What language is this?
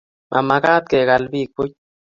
Kalenjin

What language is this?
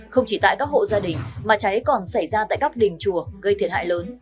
Vietnamese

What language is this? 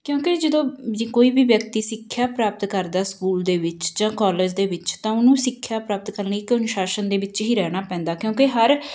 Punjabi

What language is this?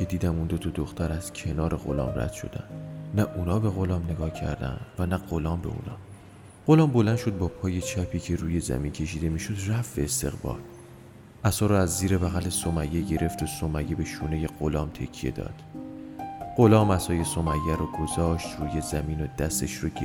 Persian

